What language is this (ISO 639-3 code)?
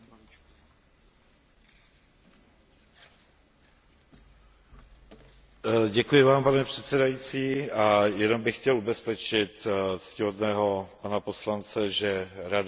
ces